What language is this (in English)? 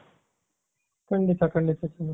Kannada